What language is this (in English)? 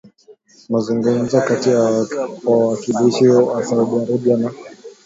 Swahili